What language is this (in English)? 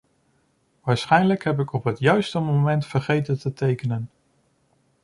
Dutch